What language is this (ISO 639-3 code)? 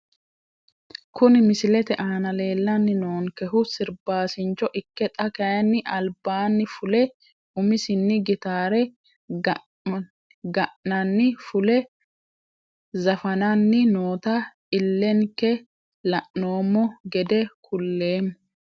sid